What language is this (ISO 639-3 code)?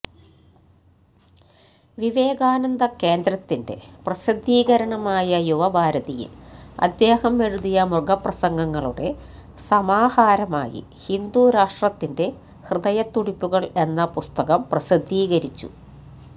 mal